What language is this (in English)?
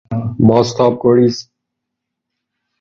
Persian